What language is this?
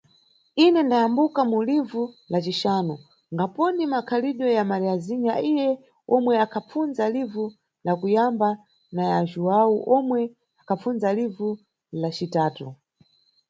Nyungwe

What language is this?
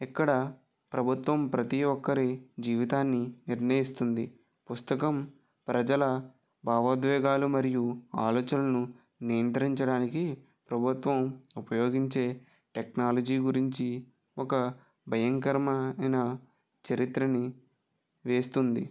Telugu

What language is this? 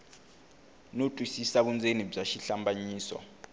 Tsonga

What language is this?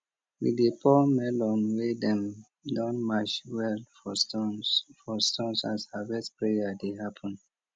Nigerian Pidgin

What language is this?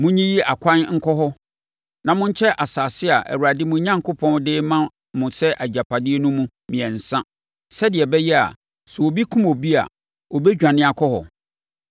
Akan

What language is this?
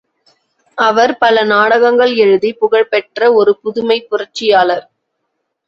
Tamil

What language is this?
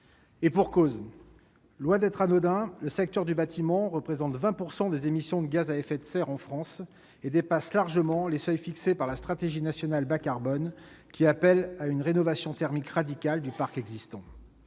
French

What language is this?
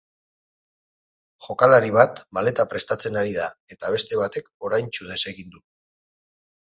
Basque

